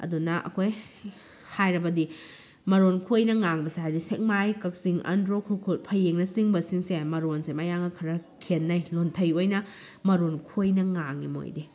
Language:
Manipuri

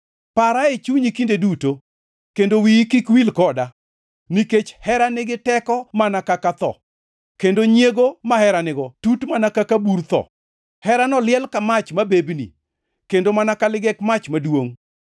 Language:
Luo (Kenya and Tanzania)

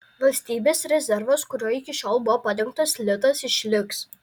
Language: Lithuanian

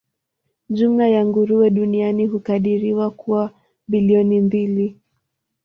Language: Swahili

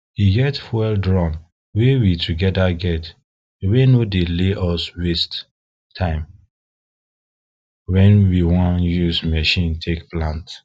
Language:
Nigerian Pidgin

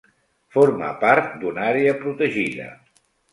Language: Catalan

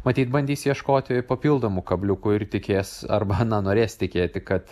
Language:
Lithuanian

